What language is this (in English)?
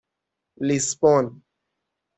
Persian